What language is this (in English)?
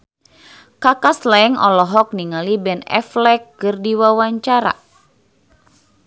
Sundanese